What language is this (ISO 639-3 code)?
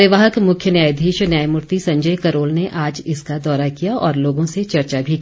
hin